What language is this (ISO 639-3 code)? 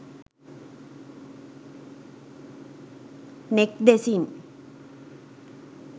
sin